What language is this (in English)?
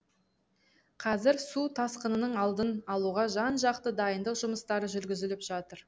Kazakh